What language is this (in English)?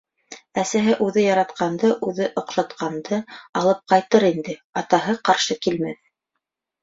Bashkir